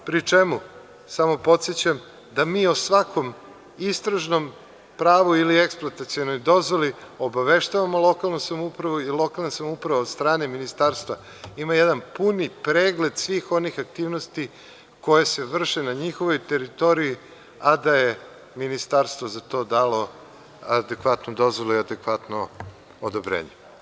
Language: Serbian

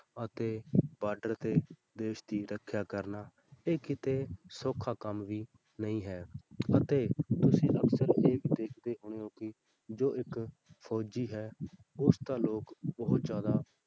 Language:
Punjabi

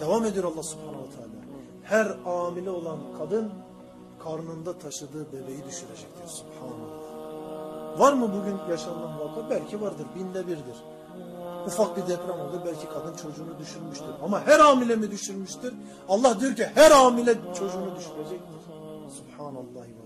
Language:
Turkish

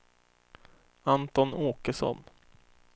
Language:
Swedish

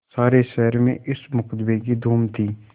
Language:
Hindi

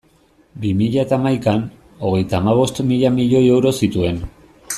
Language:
Basque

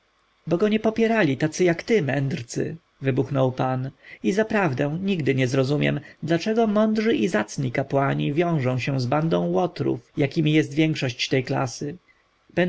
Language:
Polish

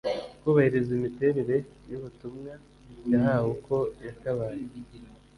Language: Kinyarwanda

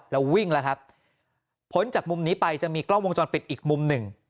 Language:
Thai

